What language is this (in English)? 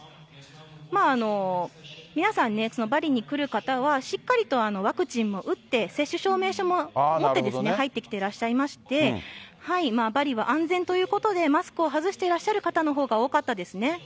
Japanese